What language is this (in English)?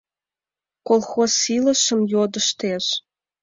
Mari